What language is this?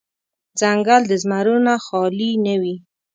Pashto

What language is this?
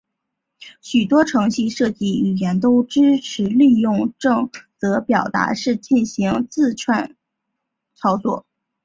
Chinese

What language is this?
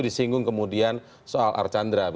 Indonesian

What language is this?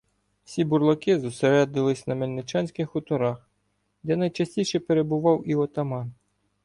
Ukrainian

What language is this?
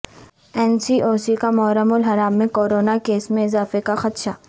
Urdu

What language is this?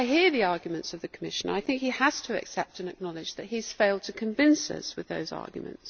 English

